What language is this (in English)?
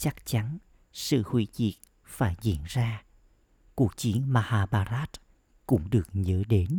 Vietnamese